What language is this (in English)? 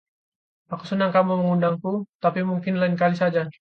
Indonesian